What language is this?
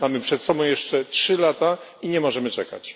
Polish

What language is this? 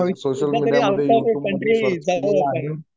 Marathi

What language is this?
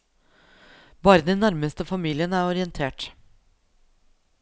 Norwegian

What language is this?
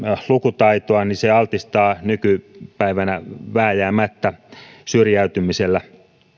Finnish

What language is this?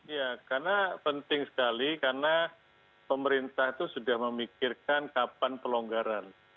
Indonesian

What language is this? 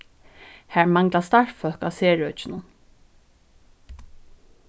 Faroese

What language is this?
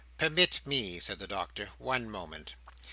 English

